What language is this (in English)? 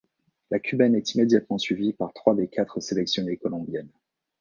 French